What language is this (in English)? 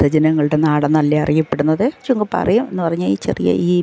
Malayalam